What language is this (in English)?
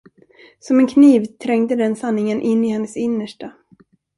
Swedish